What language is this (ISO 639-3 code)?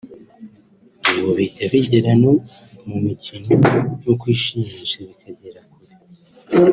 kin